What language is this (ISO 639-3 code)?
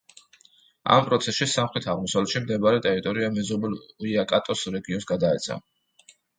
kat